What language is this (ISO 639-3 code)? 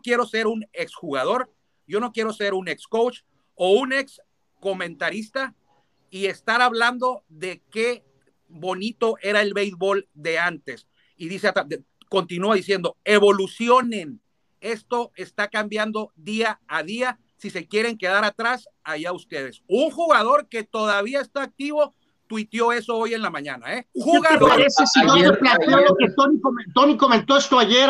spa